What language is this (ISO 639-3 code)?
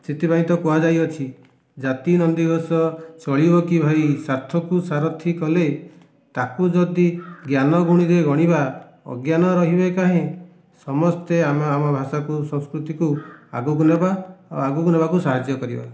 ori